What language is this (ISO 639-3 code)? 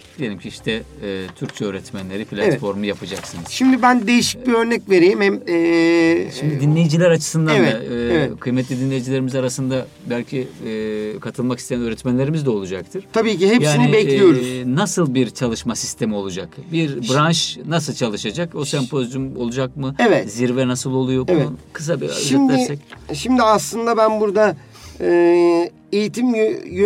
tur